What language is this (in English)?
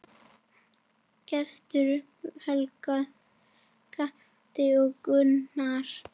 Icelandic